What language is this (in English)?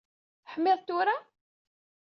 Kabyle